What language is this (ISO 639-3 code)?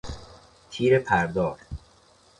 fas